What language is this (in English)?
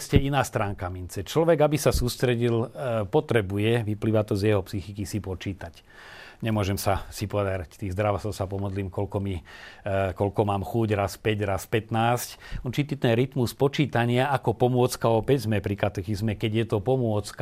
Slovak